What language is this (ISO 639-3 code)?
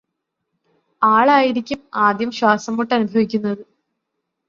mal